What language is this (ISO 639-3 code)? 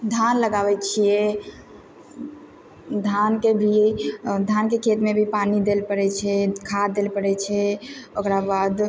mai